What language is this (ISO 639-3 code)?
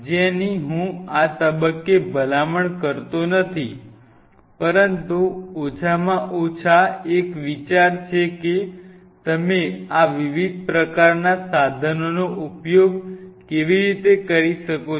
guj